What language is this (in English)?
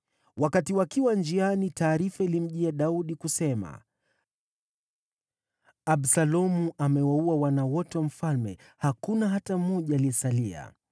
Swahili